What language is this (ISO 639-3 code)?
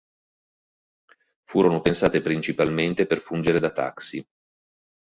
ita